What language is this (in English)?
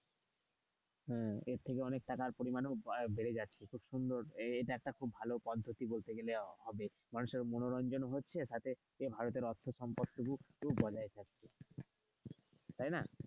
Bangla